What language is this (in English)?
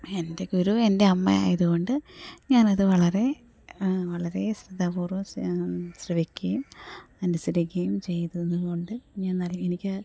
Malayalam